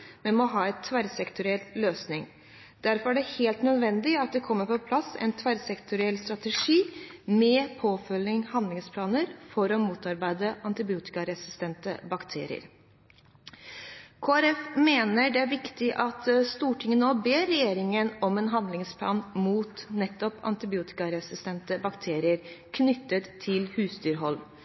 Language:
Norwegian Bokmål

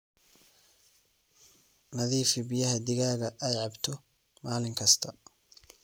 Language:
Somali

